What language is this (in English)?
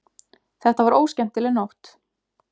Icelandic